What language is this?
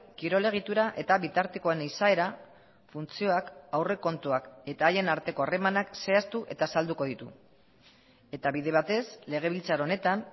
Basque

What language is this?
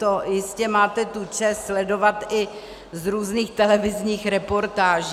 Czech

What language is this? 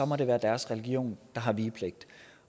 Danish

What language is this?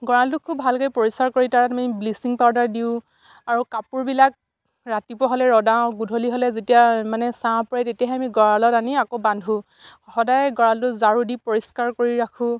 Assamese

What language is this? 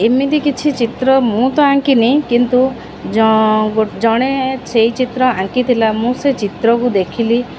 Odia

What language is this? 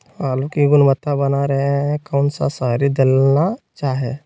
Magahi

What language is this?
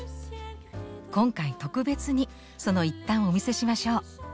Japanese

